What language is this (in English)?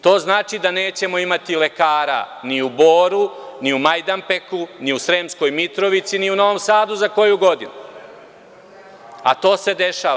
Serbian